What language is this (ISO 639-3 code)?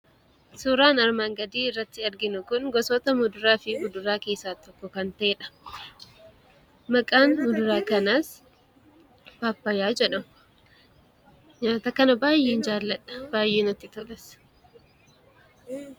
orm